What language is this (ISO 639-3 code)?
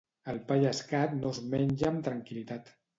cat